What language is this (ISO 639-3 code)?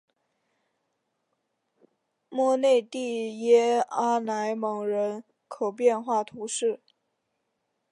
zho